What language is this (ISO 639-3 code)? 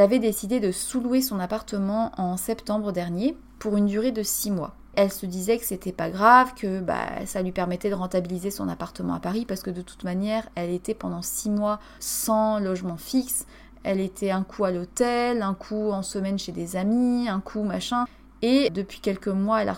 fra